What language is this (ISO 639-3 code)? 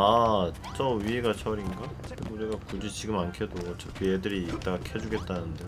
kor